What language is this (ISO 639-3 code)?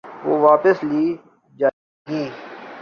urd